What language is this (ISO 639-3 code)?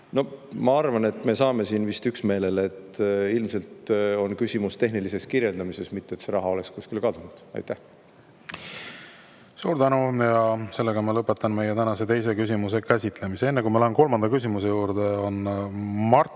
est